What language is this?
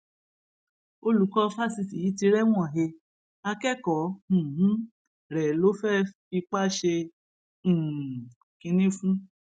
Yoruba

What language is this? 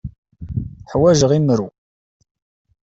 Kabyle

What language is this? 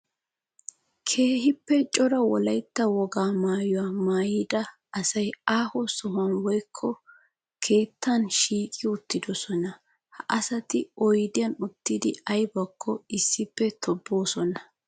Wolaytta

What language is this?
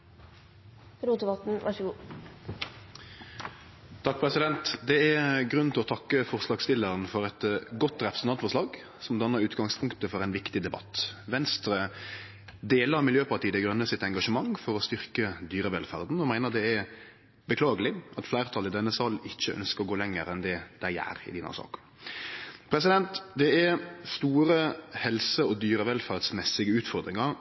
Norwegian Nynorsk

